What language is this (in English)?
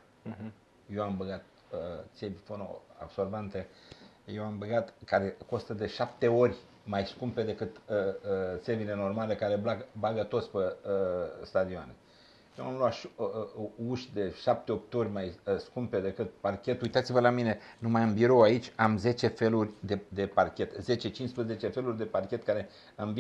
Romanian